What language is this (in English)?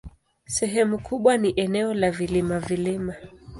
Swahili